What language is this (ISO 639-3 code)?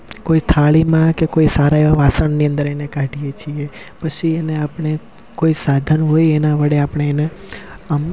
guj